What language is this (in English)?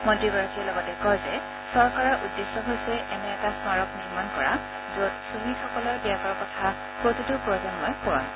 Assamese